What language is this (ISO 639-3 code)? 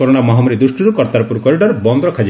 ori